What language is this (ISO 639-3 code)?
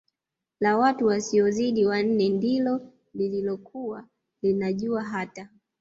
swa